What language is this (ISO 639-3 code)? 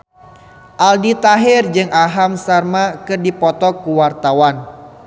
sun